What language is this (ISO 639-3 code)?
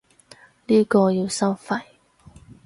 yue